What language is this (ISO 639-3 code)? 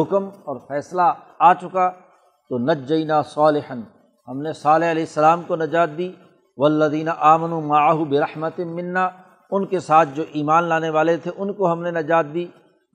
urd